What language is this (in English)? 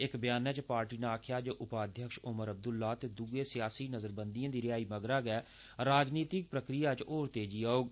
Dogri